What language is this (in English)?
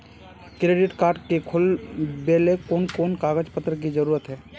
Magahi